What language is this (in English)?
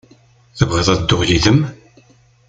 Kabyle